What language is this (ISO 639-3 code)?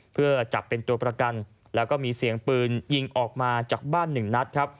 tha